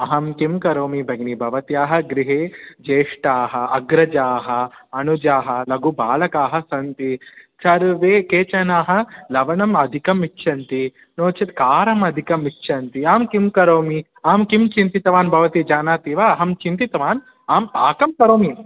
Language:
Sanskrit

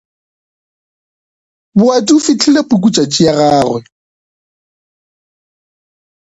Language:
Northern Sotho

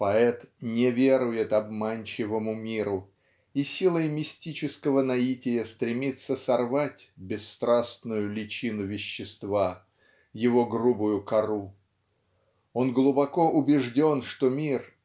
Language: Russian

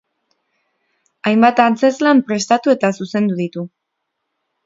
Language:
Basque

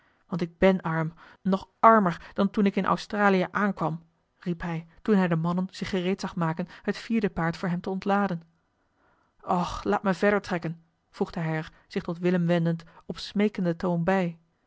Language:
Dutch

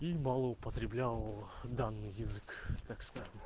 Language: Russian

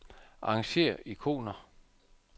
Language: Danish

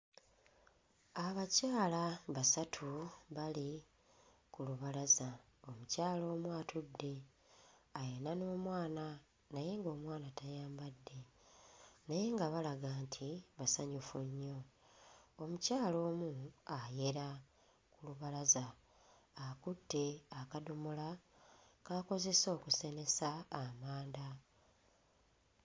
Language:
Ganda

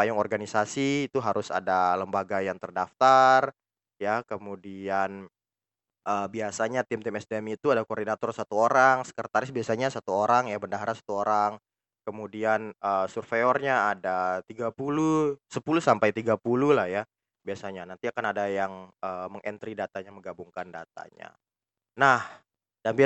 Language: Indonesian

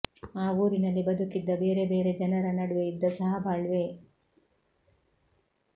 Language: Kannada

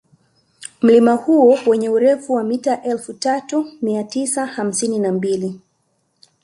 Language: Swahili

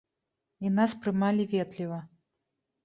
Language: Belarusian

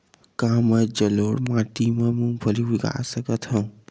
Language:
Chhattisgarhi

